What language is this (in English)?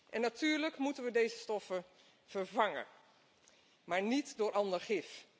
Dutch